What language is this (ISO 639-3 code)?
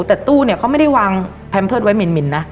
tha